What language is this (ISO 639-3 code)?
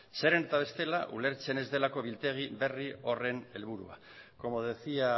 eus